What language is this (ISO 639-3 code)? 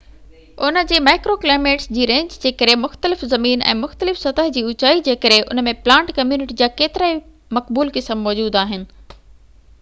snd